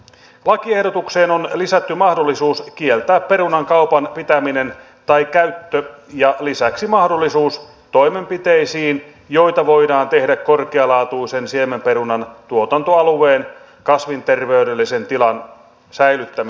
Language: Finnish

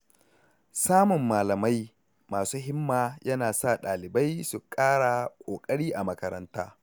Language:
Hausa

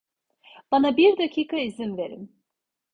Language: Turkish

